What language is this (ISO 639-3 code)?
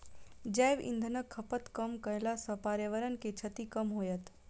mai